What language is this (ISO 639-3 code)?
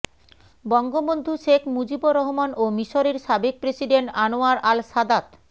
ben